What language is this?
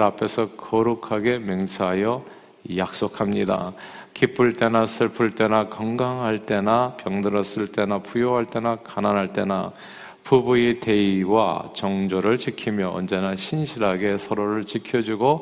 Korean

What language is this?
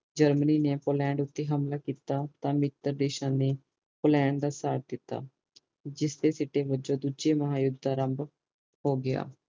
Punjabi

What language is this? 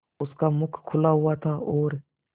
Hindi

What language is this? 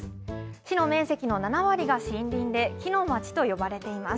Japanese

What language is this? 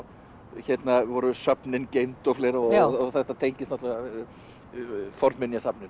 Icelandic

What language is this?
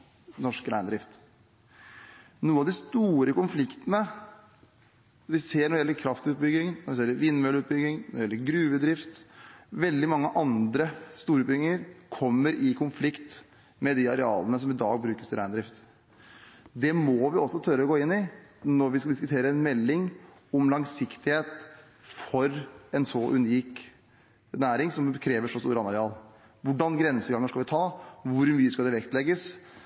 Norwegian Bokmål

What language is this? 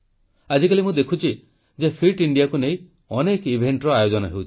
Odia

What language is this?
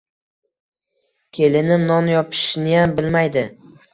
Uzbek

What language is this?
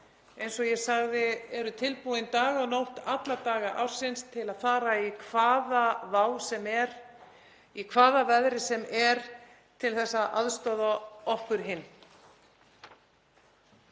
Icelandic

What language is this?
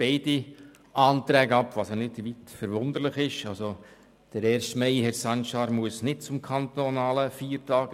Swiss German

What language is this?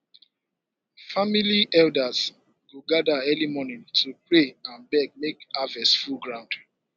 Nigerian Pidgin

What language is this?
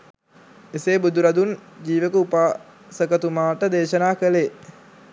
Sinhala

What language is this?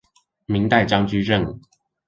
Chinese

